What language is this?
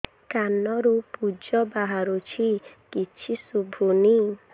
Odia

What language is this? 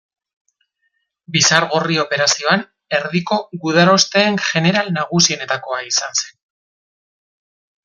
Basque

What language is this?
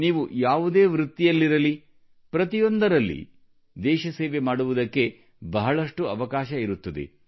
Kannada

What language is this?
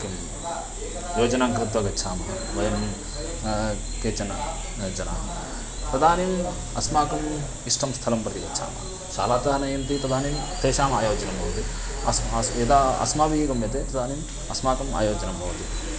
Sanskrit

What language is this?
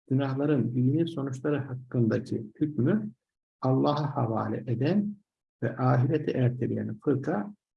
Turkish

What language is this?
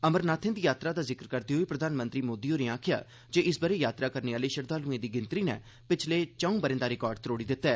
Dogri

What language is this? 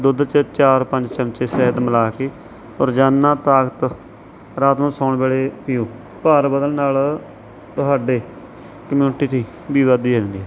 Punjabi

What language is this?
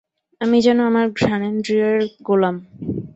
Bangla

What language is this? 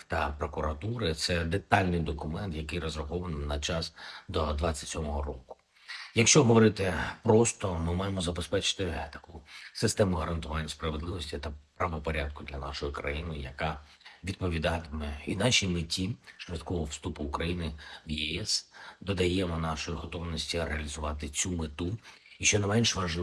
Ukrainian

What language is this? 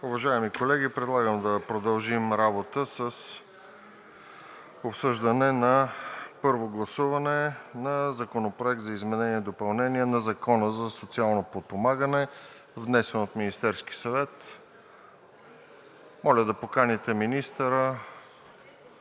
Bulgarian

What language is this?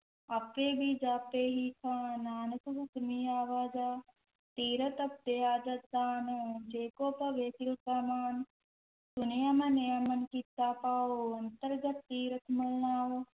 Punjabi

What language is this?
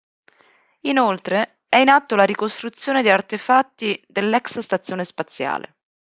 Italian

